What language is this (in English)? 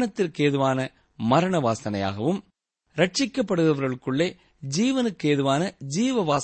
Tamil